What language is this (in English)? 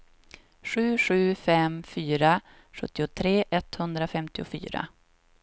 Swedish